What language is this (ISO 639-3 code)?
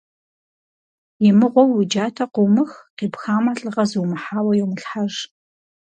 kbd